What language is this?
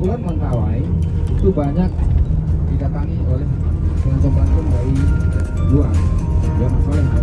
Indonesian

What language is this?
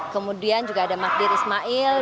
Indonesian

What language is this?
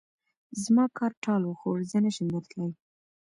Pashto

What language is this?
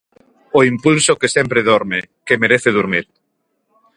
Galician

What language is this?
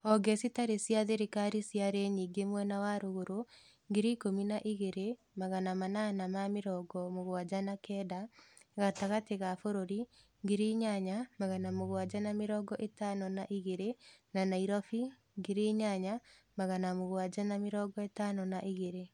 Kikuyu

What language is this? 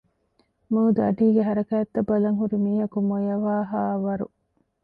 Divehi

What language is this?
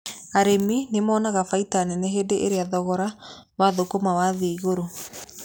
Kikuyu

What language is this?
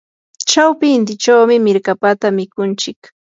Yanahuanca Pasco Quechua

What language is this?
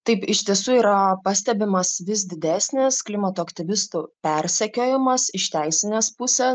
Lithuanian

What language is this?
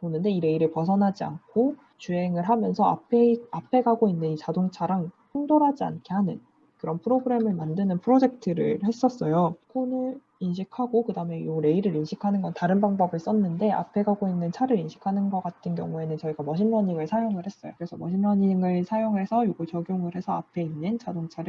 Korean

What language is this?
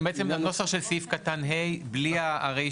Hebrew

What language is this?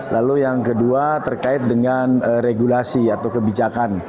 Indonesian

